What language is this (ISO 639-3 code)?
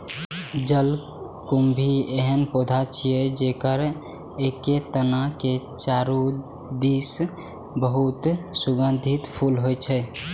mai